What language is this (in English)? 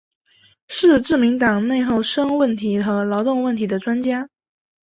Chinese